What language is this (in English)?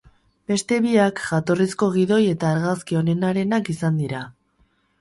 Basque